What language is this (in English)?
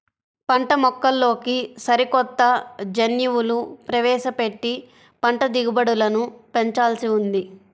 Telugu